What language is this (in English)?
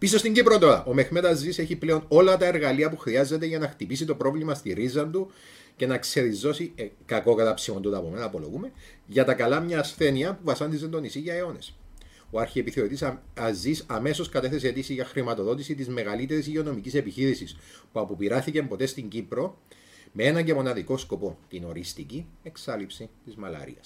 Greek